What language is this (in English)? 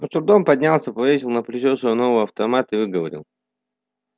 Russian